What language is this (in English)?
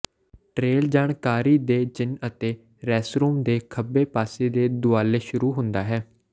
Punjabi